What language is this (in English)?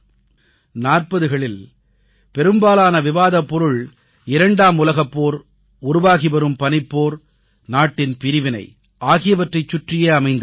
Tamil